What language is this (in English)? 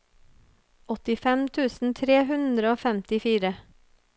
Norwegian